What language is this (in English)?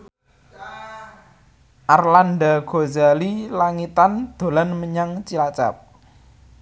Javanese